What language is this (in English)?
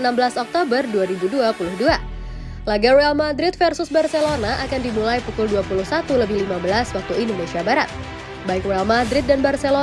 Indonesian